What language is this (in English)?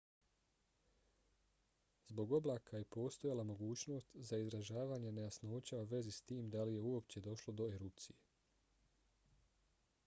Bosnian